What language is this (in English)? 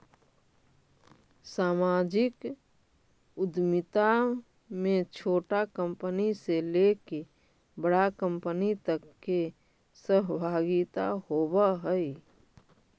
Magahi